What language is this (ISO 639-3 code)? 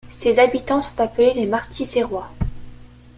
fra